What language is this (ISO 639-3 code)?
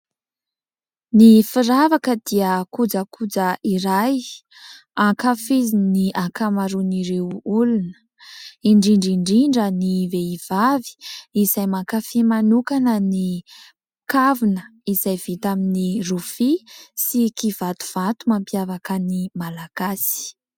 mlg